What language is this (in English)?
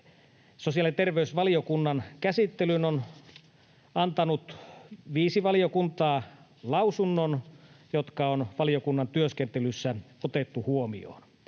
Finnish